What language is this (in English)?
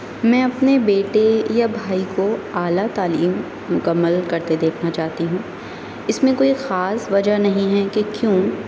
Urdu